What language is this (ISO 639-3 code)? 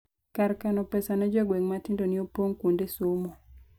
luo